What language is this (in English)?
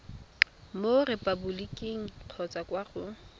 Tswana